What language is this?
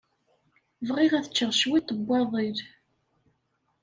Kabyle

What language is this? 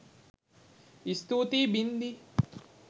Sinhala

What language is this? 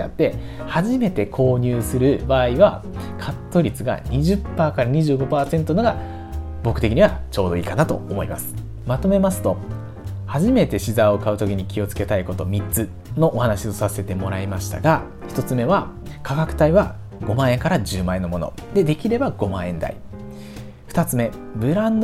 Japanese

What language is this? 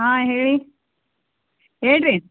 Kannada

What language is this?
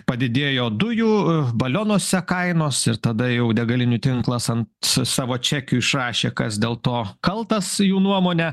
Lithuanian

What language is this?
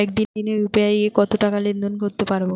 Bangla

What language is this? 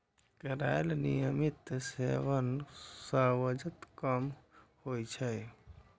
Maithili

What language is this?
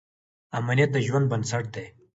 Pashto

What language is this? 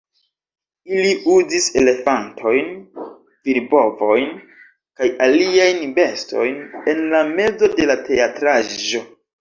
Esperanto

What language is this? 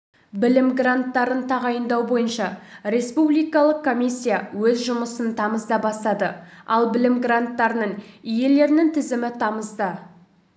Kazakh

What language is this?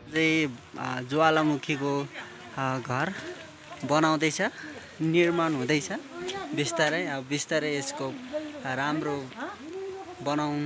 Italian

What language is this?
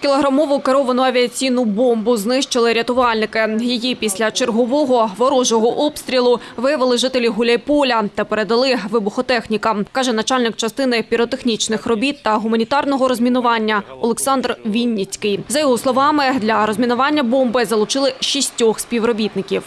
Ukrainian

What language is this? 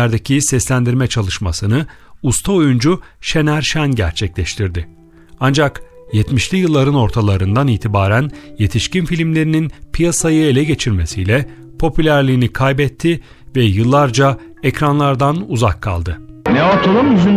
Turkish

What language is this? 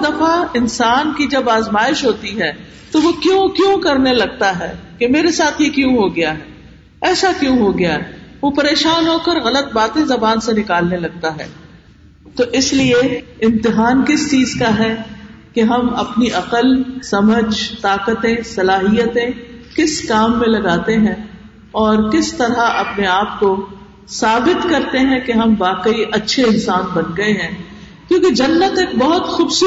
Urdu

